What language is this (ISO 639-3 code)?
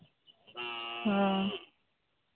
sat